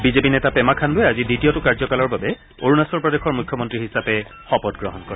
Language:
Assamese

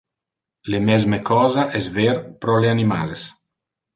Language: Interlingua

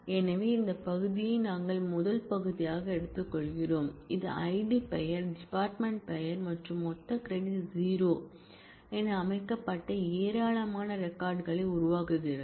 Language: Tamil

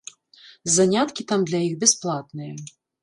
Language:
Belarusian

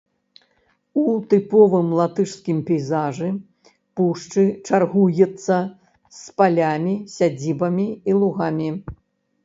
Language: Belarusian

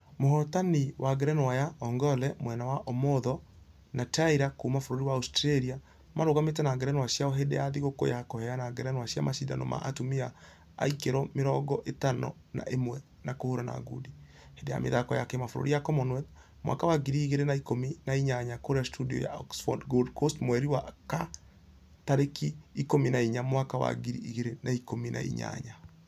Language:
Kikuyu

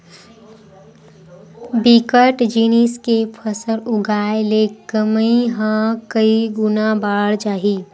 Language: Chhattisgarhi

